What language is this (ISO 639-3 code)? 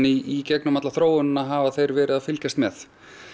isl